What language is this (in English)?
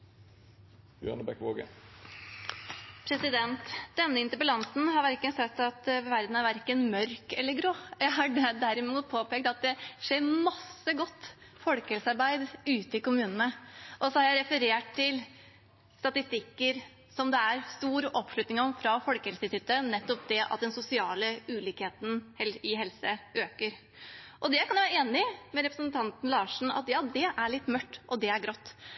Norwegian Bokmål